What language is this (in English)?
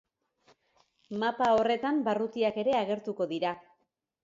Basque